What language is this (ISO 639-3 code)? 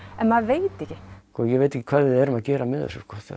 isl